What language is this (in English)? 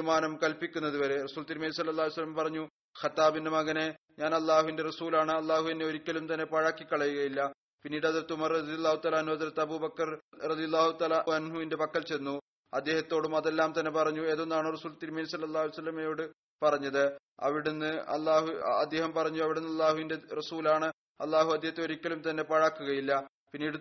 Malayalam